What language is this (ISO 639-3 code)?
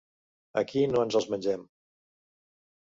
cat